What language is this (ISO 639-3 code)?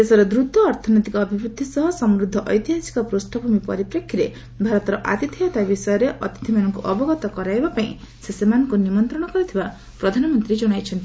ori